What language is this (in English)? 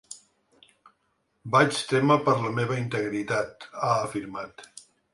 Catalan